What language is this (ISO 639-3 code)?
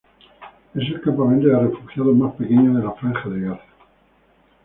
spa